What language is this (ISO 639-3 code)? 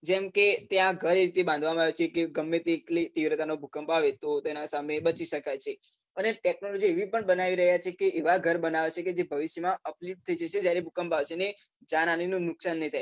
guj